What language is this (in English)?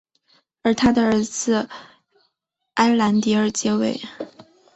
Chinese